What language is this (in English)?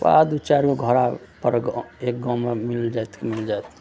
Maithili